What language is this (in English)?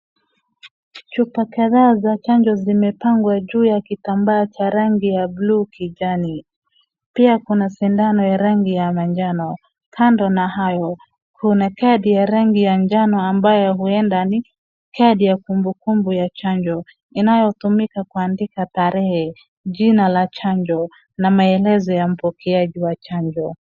Swahili